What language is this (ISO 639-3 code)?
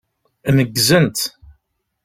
kab